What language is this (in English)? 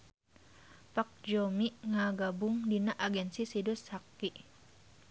Sundanese